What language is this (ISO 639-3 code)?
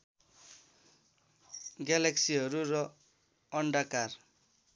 nep